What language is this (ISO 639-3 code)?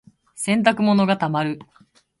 jpn